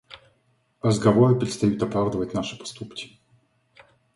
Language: Russian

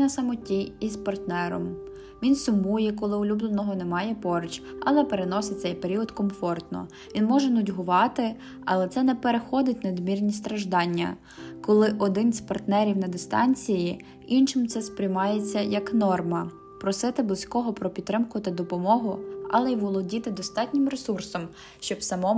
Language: Ukrainian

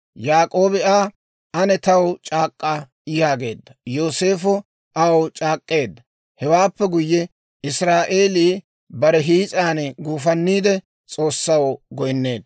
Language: Dawro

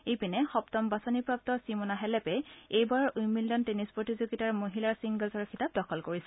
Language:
Assamese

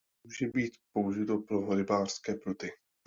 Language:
Czech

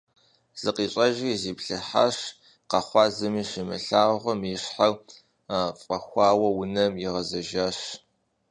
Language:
Kabardian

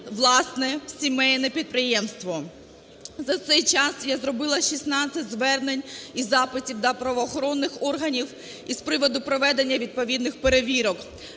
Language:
Ukrainian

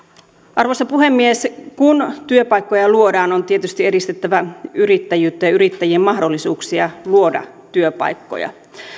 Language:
Finnish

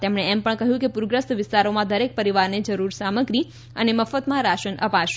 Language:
Gujarati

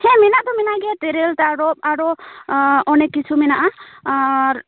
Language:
Santali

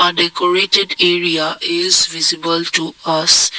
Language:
English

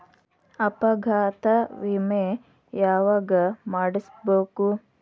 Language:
Kannada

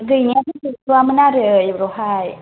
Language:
Bodo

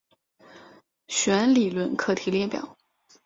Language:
Chinese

